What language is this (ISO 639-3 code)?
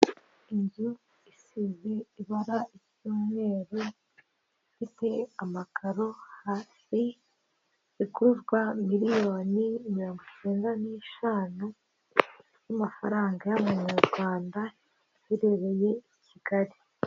kin